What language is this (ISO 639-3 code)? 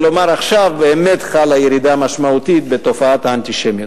heb